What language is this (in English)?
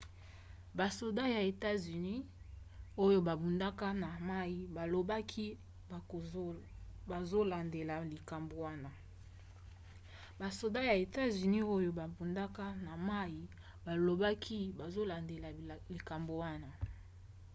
Lingala